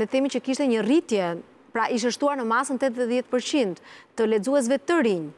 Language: Romanian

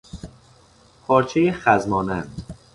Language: Persian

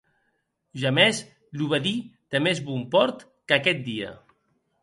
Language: Occitan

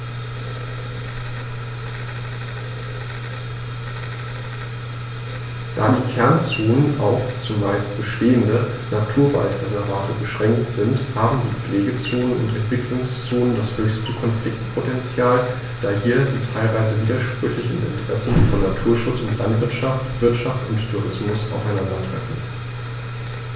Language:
German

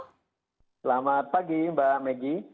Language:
Indonesian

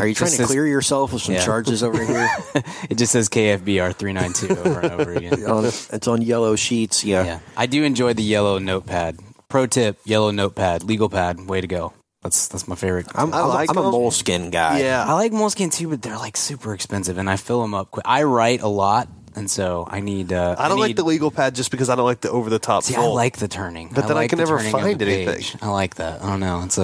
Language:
English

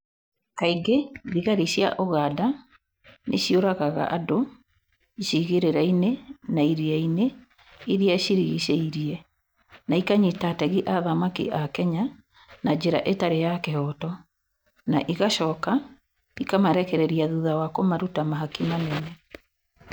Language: Kikuyu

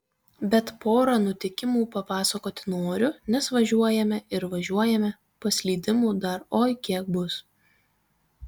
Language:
Lithuanian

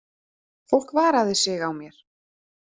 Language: Icelandic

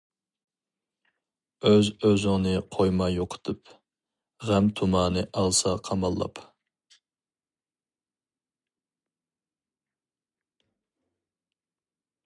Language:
Uyghur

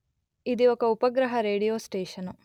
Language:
Telugu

